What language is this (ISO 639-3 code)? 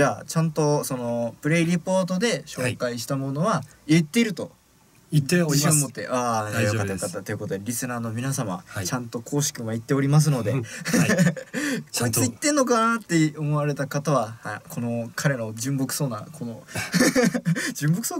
jpn